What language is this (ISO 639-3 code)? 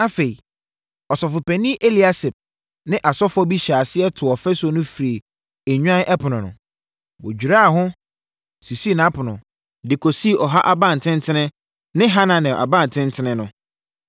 aka